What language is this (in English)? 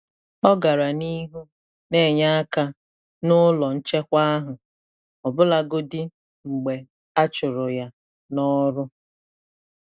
Igbo